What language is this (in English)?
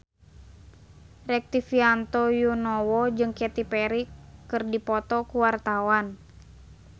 Sundanese